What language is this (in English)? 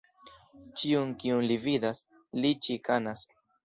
Esperanto